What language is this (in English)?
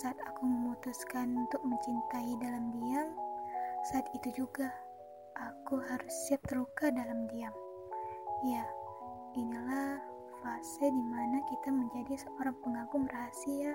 Indonesian